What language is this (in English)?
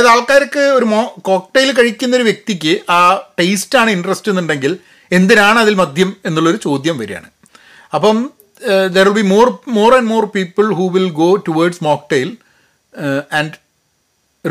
Malayalam